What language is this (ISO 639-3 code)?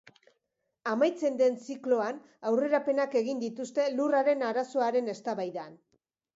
eus